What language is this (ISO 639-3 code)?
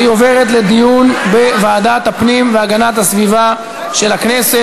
heb